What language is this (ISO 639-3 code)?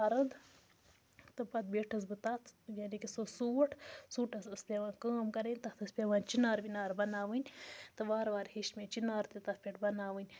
kas